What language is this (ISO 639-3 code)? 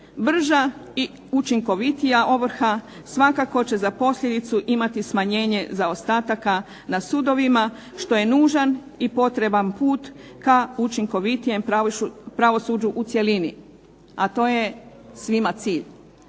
hrv